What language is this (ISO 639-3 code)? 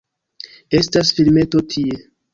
epo